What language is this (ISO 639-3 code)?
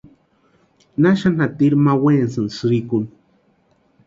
pua